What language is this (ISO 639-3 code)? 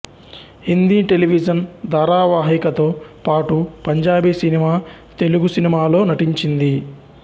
tel